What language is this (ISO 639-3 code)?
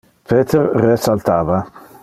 ina